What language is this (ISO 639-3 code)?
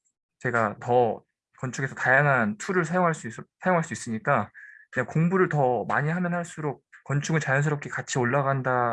kor